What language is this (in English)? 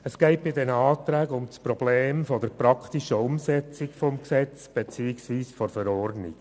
Swiss German